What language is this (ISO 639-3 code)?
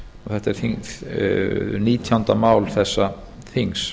isl